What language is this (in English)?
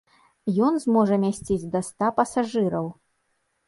Belarusian